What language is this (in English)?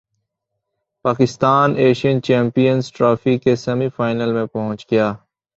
Urdu